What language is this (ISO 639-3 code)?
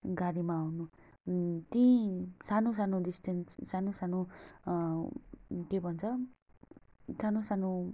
nep